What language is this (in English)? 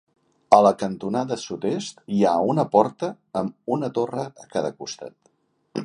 Catalan